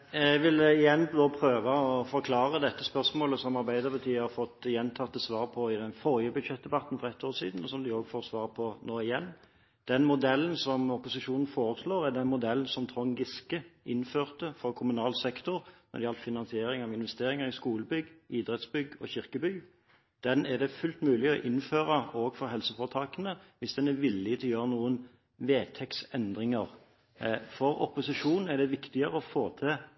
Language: Norwegian Bokmål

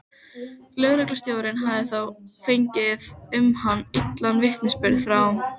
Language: Icelandic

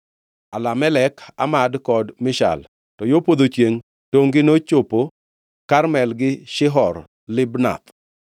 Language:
Luo (Kenya and Tanzania)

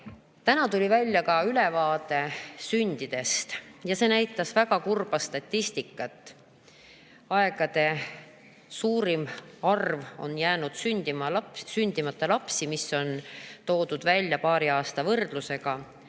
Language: Estonian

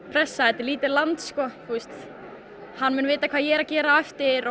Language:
Icelandic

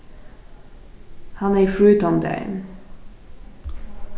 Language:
Faroese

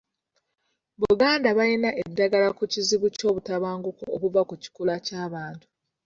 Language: Ganda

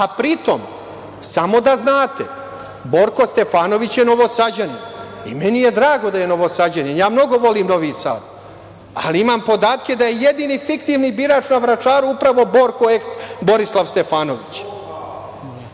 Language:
Serbian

